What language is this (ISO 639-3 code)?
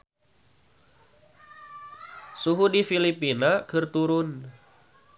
sun